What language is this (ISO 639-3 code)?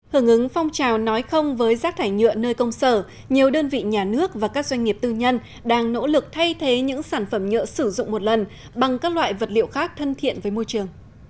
vie